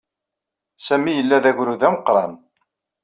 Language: Kabyle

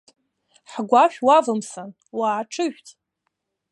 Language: Abkhazian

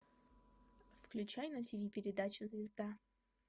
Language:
Russian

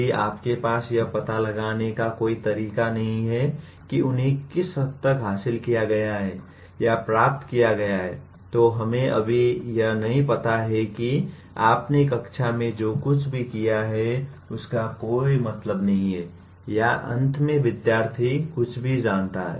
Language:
Hindi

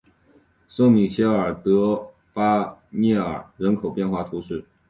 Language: Chinese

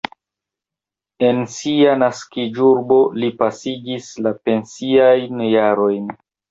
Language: Esperanto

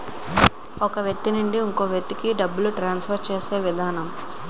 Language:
Telugu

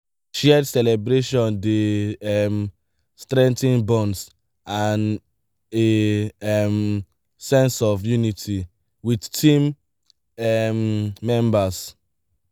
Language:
Nigerian Pidgin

